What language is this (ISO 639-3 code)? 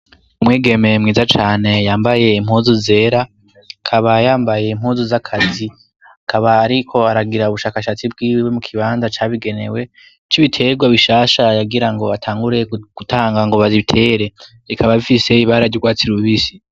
run